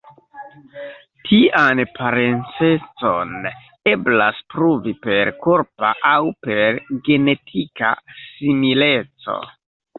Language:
Esperanto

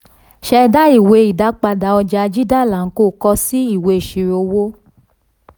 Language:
Yoruba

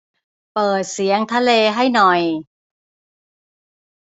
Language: Thai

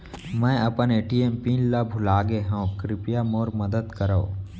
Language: Chhattisgarhi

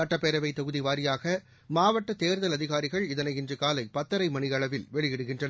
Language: Tamil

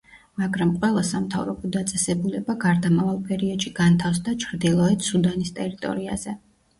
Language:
Georgian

